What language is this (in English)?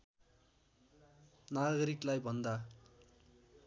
Nepali